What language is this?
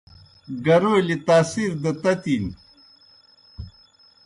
Kohistani Shina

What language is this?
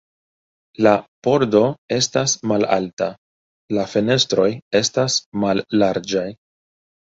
Esperanto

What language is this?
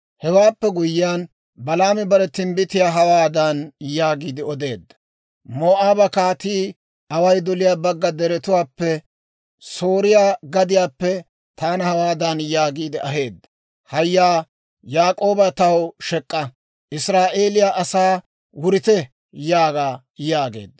Dawro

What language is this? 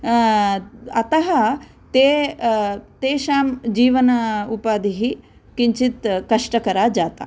Sanskrit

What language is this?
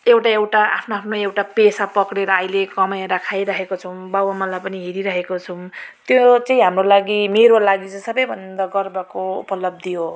Nepali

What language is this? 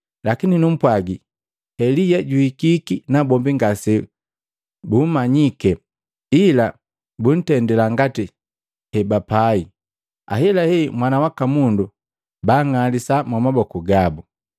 Matengo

